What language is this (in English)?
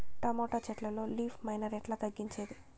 Telugu